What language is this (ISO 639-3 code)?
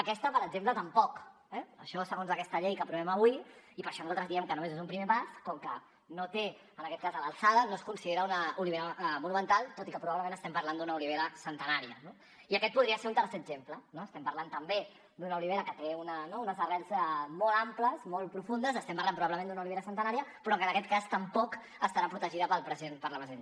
cat